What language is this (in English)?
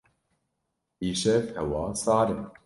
Kurdish